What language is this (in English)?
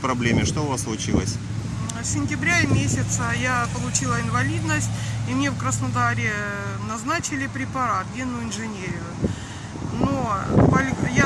Russian